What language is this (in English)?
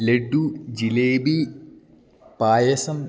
Malayalam